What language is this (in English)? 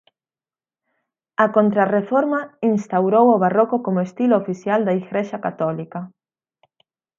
Galician